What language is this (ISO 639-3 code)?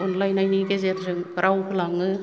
brx